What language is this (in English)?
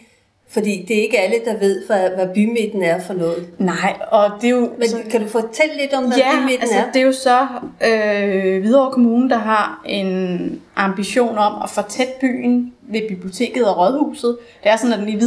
Danish